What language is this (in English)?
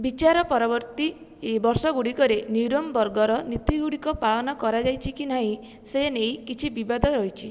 Odia